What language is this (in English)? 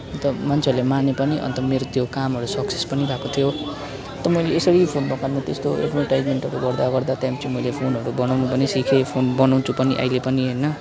Nepali